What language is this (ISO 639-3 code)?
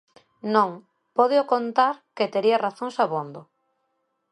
glg